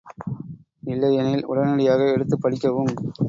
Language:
Tamil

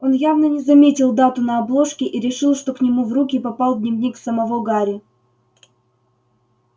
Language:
Russian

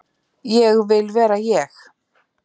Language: Icelandic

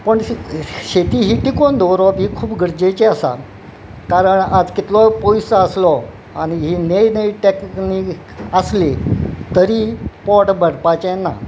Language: Konkani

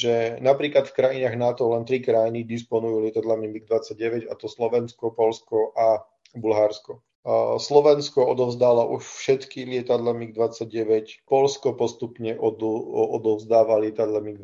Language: Slovak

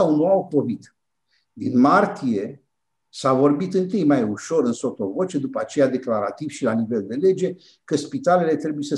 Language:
Romanian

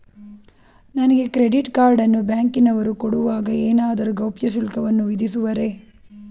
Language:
Kannada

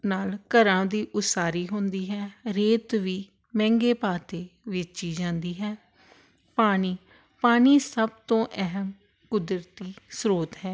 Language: Punjabi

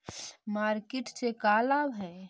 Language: Magahi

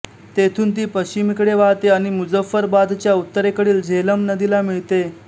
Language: Marathi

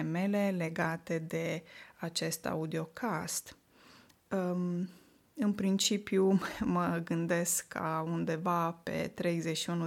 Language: Romanian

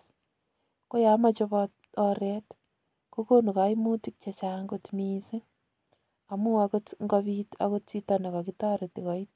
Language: Kalenjin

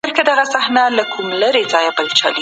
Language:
Pashto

